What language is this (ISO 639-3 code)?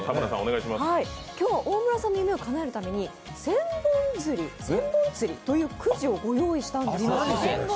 jpn